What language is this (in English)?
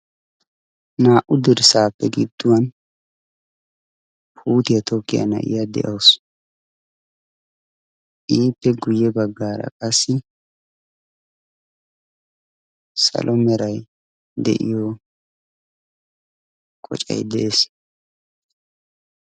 Wolaytta